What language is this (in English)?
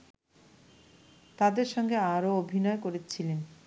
Bangla